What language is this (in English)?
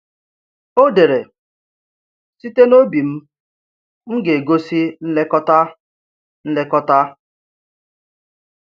Igbo